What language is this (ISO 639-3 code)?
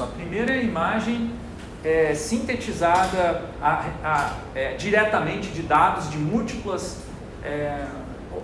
por